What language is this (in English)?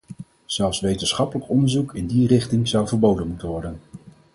Dutch